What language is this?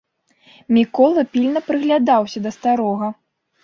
Belarusian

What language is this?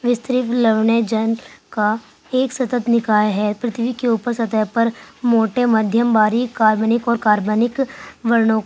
Urdu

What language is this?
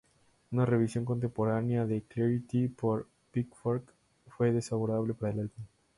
Spanish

